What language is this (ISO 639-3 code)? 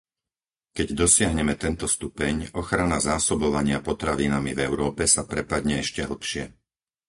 slk